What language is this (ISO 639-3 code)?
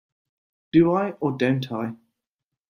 eng